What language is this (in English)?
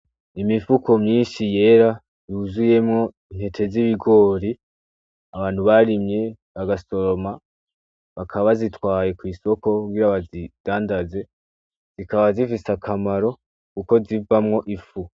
Rundi